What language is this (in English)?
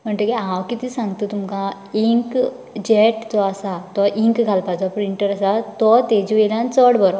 Konkani